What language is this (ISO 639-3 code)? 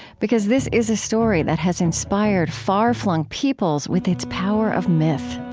eng